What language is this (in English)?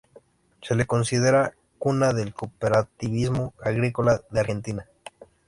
Spanish